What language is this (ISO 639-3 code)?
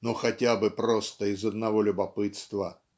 rus